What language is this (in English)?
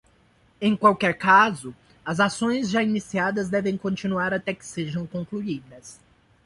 Portuguese